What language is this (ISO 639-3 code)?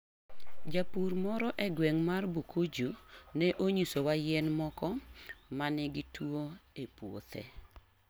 luo